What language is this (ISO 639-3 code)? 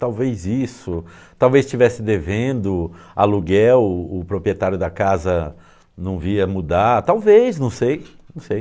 por